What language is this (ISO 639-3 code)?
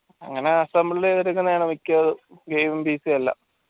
mal